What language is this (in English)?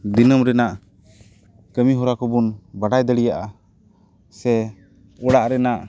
Santali